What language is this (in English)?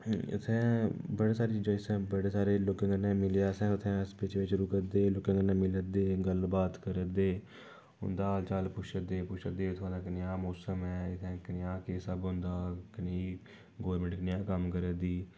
Dogri